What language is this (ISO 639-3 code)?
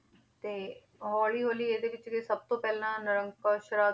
pan